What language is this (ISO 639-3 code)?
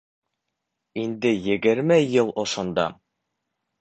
bak